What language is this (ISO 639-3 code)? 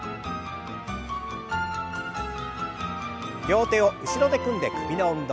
jpn